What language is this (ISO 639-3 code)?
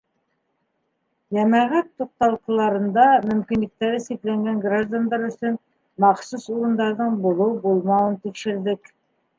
bak